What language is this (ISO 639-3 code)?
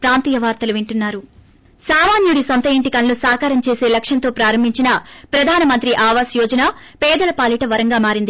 tel